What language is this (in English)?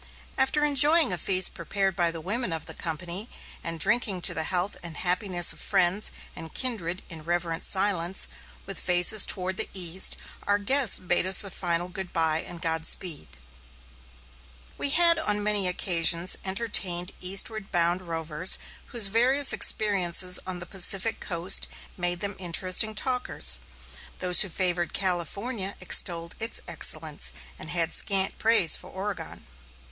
English